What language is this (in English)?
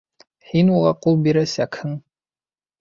Bashkir